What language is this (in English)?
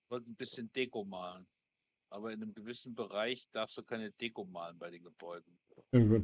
German